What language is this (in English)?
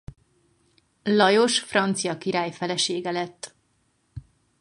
Hungarian